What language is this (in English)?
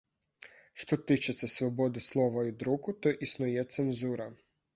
Belarusian